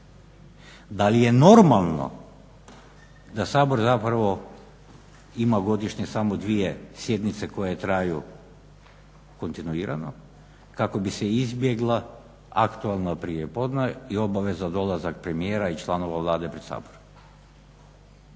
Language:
Croatian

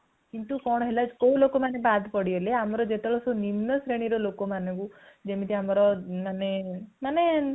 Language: Odia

